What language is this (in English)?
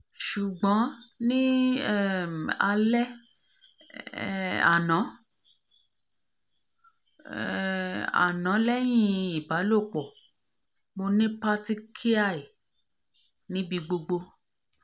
Yoruba